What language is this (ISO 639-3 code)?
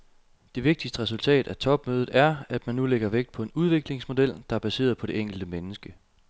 dan